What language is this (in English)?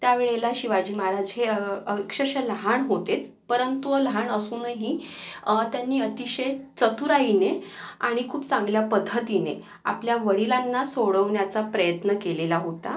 Marathi